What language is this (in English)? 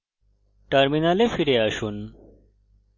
Bangla